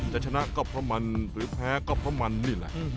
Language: Thai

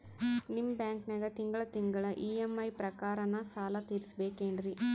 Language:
Kannada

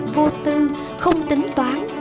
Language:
Vietnamese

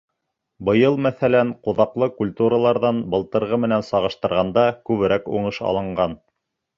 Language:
Bashkir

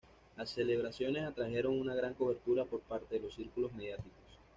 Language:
Spanish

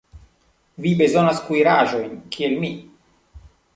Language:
Esperanto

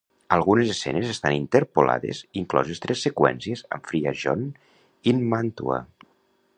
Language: Catalan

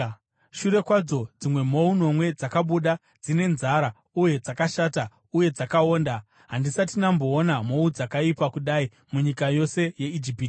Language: Shona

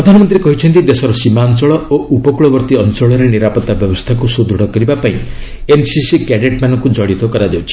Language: Odia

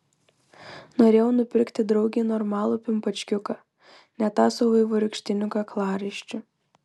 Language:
Lithuanian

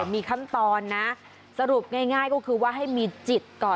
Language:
Thai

